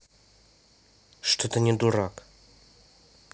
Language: Russian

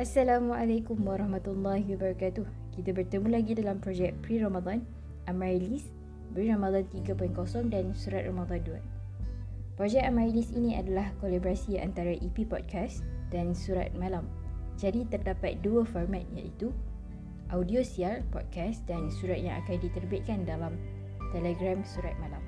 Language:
Malay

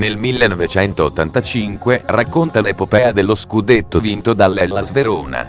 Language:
Italian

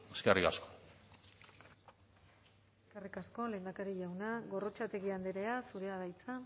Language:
Basque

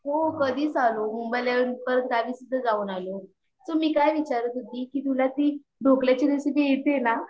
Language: Marathi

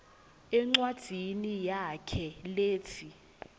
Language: Swati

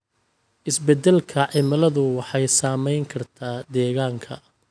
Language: Somali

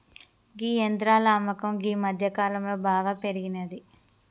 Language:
Telugu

